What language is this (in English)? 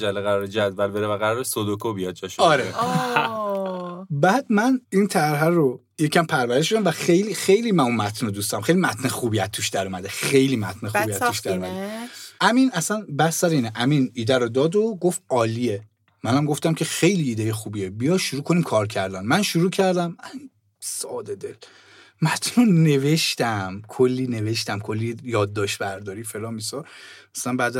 Persian